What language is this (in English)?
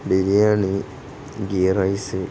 Malayalam